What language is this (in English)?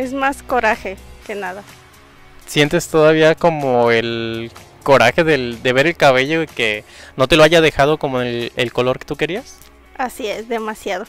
Spanish